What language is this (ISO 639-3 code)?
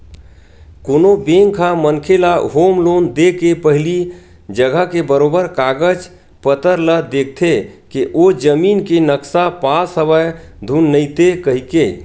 hne